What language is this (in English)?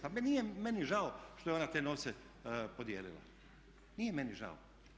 Croatian